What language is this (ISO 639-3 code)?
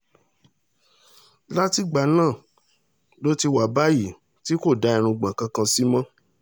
yor